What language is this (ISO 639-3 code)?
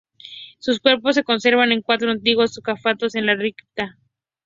spa